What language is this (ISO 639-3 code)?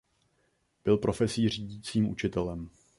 ces